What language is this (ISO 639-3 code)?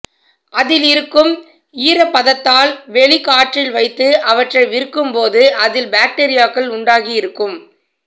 tam